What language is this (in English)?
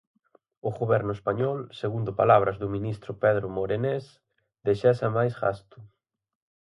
Galician